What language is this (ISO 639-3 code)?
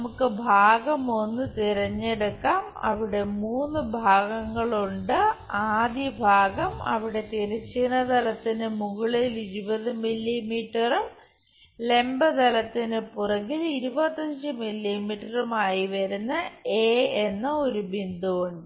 mal